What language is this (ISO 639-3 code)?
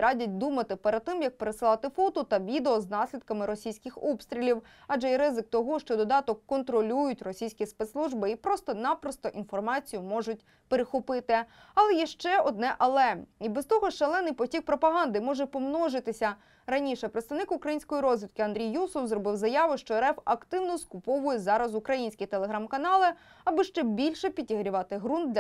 ukr